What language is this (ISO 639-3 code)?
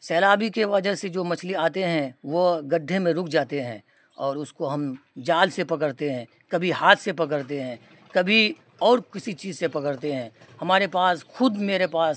urd